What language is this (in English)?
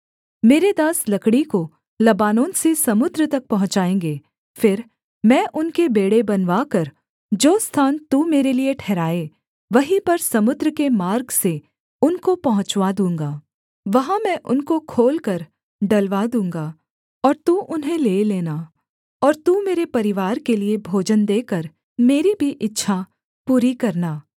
Hindi